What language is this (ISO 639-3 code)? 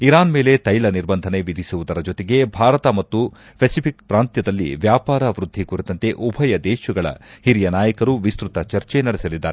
kan